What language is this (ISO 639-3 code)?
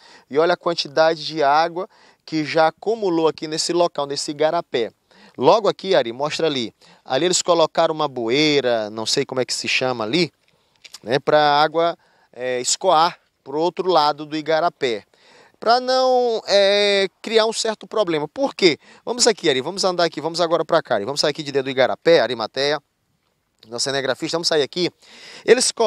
por